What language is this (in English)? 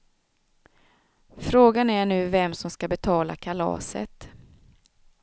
Swedish